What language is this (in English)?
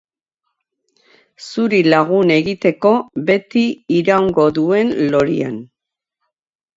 Basque